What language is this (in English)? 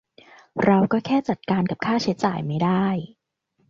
Thai